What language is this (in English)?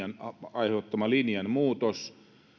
Finnish